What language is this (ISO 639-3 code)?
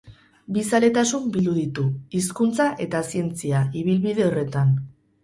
eus